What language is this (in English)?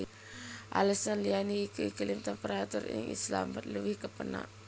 Javanese